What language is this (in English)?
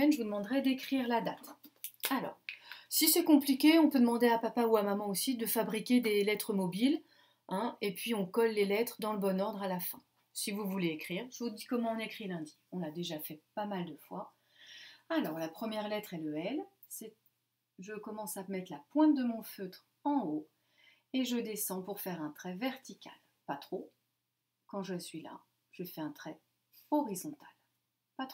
French